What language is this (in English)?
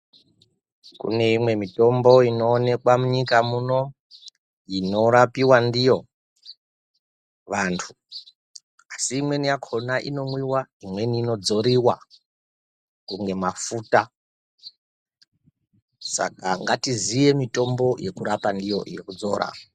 Ndau